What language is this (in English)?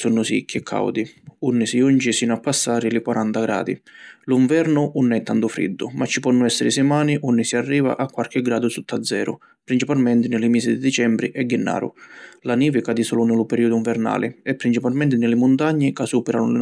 Sicilian